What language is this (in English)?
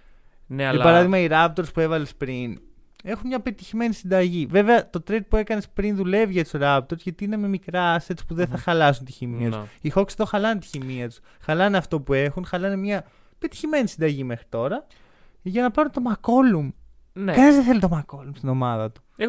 Greek